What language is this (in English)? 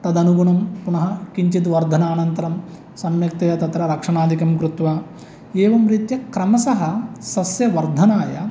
Sanskrit